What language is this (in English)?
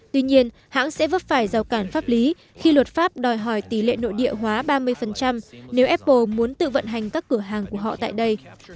Vietnamese